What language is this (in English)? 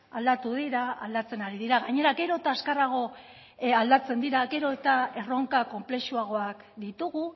Basque